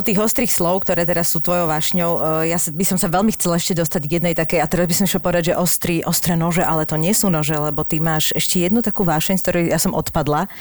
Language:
Slovak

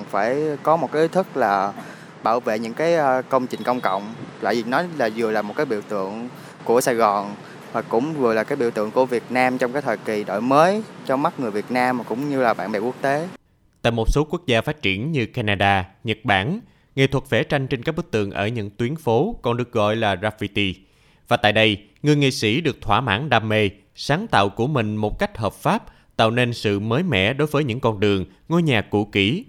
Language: Vietnamese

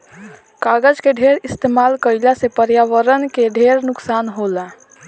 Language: Bhojpuri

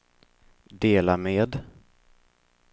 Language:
Swedish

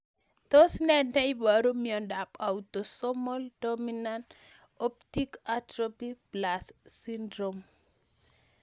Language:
Kalenjin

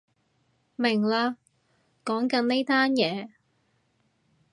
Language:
Cantonese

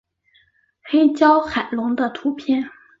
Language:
Chinese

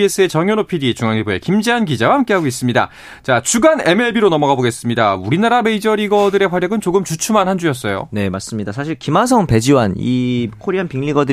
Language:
Korean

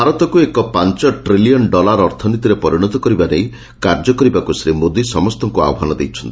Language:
Odia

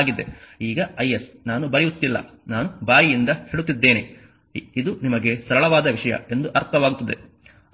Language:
Kannada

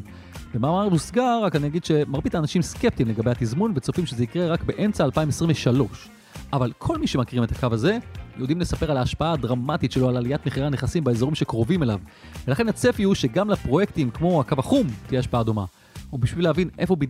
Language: Hebrew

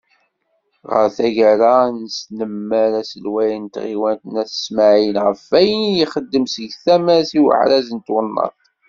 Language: Kabyle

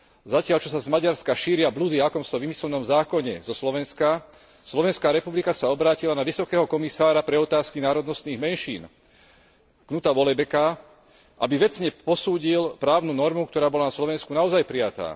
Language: Slovak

